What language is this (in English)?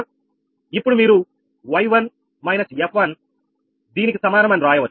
Telugu